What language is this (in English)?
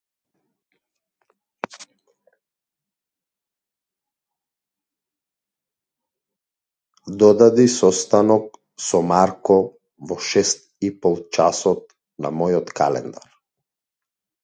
Macedonian